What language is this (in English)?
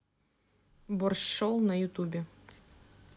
Russian